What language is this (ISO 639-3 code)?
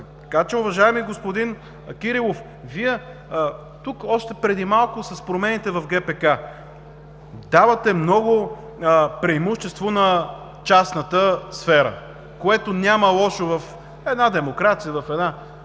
bul